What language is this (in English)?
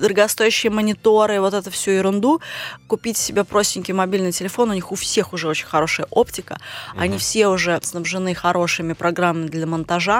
Russian